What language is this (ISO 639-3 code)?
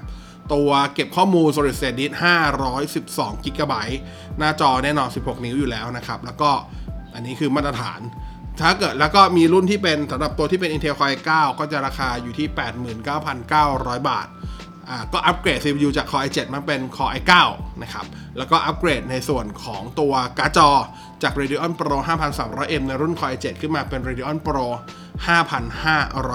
tha